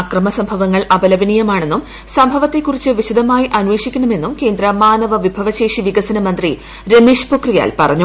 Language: Malayalam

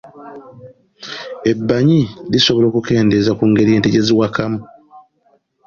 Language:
Ganda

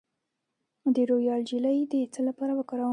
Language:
Pashto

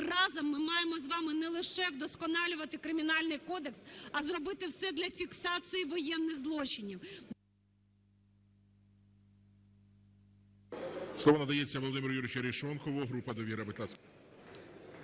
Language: Ukrainian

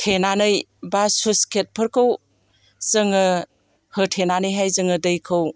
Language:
Bodo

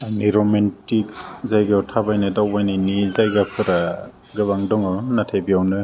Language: Bodo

